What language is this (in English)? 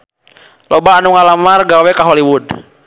Sundanese